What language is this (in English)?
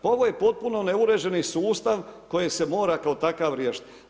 Croatian